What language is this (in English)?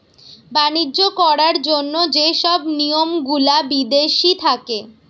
Bangla